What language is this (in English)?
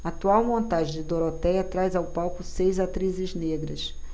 Portuguese